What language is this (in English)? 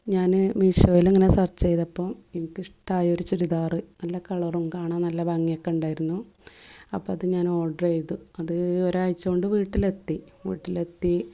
Malayalam